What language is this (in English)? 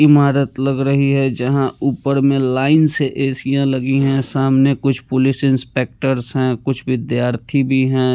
Hindi